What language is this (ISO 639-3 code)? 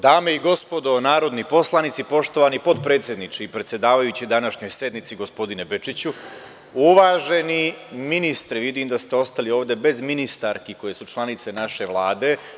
srp